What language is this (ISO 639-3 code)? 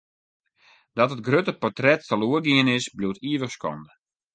fry